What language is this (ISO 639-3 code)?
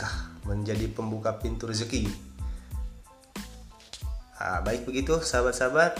ind